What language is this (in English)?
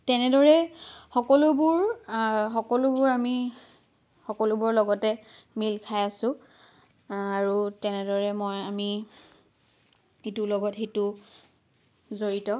Assamese